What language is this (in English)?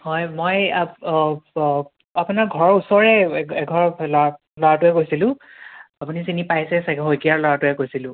Assamese